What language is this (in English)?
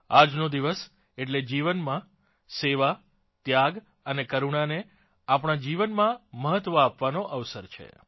Gujarati